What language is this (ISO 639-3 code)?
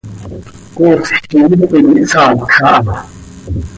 sei